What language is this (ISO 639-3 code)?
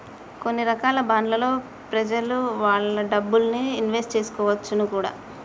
tel